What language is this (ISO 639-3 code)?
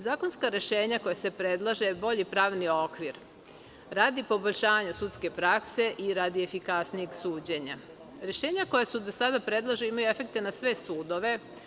srp